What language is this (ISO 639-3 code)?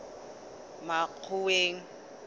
sot